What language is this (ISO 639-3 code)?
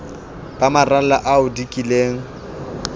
sot